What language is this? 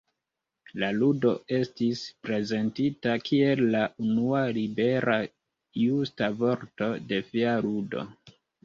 Esperanto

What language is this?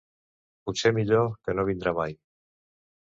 Catalan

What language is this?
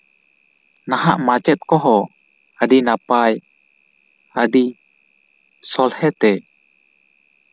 Santali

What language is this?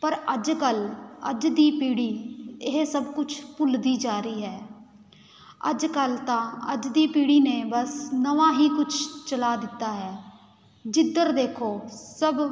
Punjabi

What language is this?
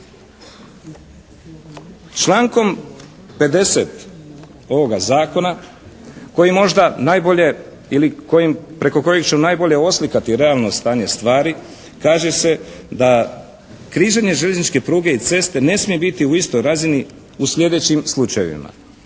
Croatian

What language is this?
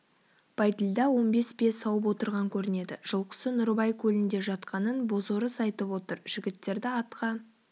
Kazakh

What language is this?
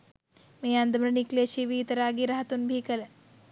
Sinhala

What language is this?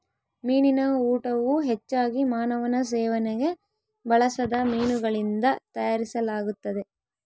Kannada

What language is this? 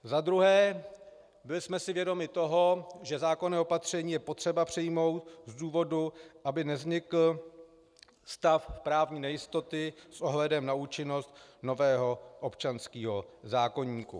Czech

